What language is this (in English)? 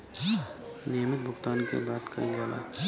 Bhojpuri